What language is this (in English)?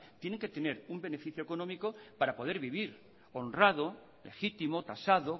Spanish